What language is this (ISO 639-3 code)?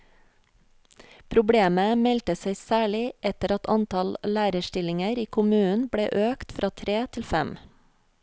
nor